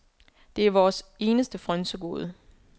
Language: Danish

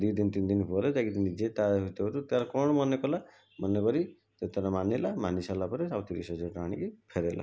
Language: Odia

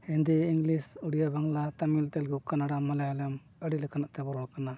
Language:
Santali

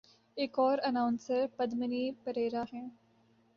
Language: Urdu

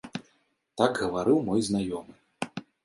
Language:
Belarusian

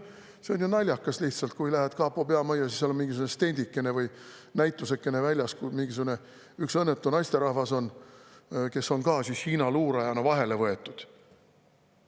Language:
Estonian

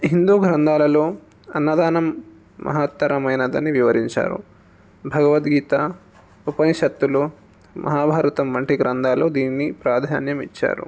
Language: Telugu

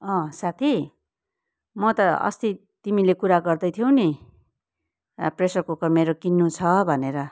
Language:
Nepali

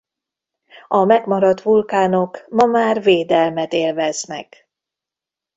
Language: Hungarian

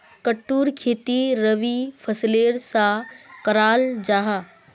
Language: Magahi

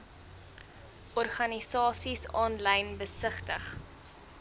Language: Afrikaans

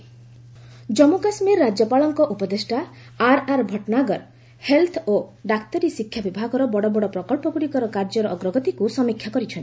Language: Odia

